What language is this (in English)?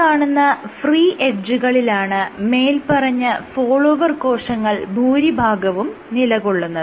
Malayalam